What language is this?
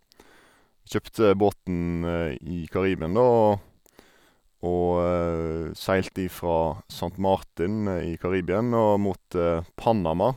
Norwegian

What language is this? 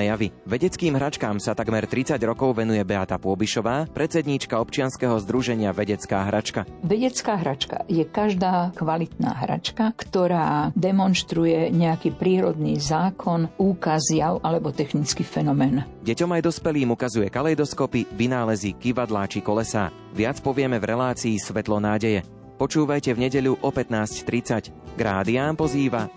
Slovak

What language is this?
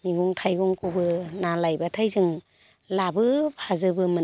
Bodo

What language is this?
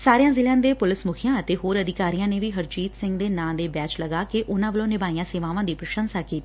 Punjabi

